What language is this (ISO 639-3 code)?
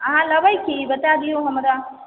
mai